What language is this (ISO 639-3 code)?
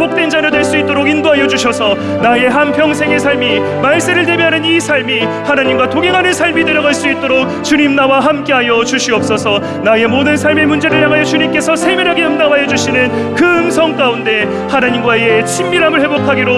kor